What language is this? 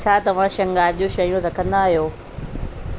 Sindhi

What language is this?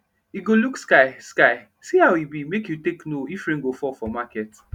Nigerian Pidgin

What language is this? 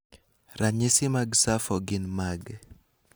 Luo (Kenya and Tanzania)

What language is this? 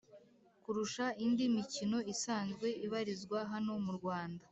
Kinyarwanda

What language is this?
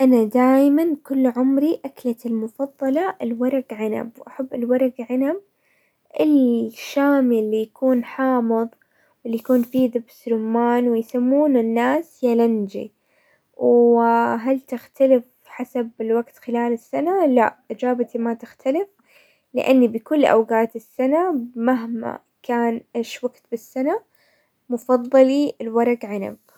Hijazi Arabic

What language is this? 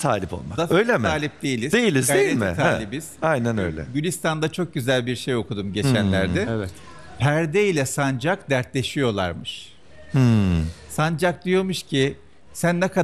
Turkish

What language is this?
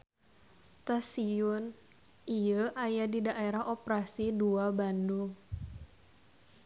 Sundanese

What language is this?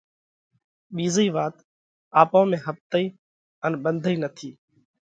Parkari Koli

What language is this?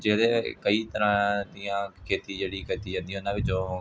Punjabi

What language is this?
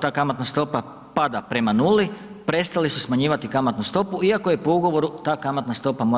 Croatian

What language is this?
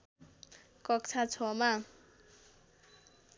Nepali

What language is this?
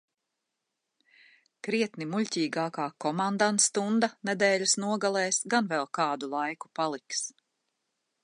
Latvian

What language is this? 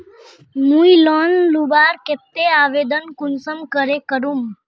Magahi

